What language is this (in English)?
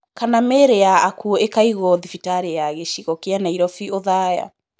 Kikuyu